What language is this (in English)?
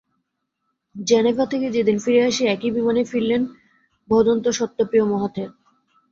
Bangla